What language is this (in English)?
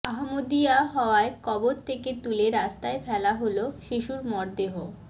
Bangla